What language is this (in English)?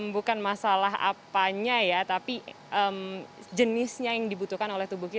Indonesian